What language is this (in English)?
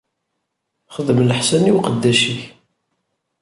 Kabyle